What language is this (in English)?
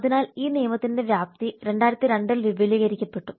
Malayalam